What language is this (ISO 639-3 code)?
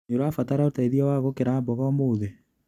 kik